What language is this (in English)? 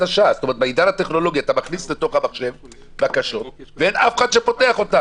Hebrew